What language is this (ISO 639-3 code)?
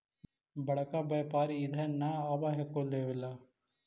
mag